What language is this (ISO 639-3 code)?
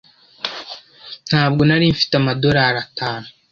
kin